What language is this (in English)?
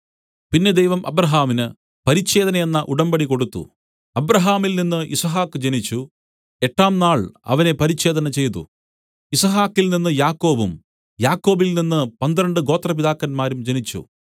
Malayalam